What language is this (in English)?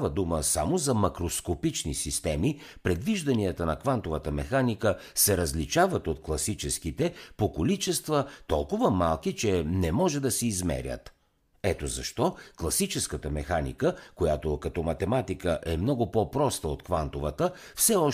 Bulgarian